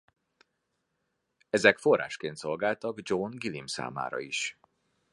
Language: Hungarian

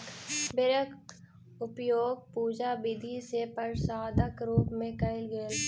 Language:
Maithili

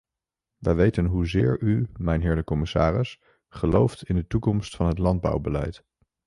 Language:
Dutch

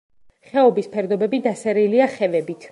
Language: Georgian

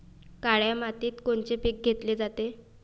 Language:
Marathi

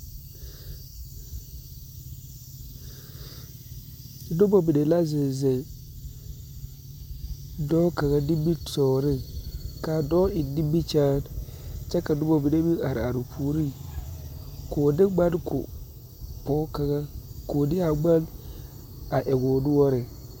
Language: Southern Dagaare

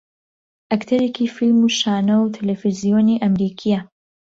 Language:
Central Kurdish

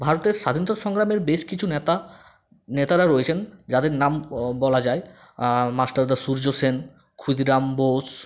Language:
Bangla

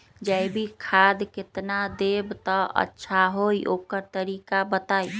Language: Magahi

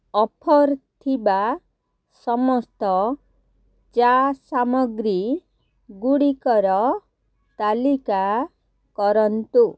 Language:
Odia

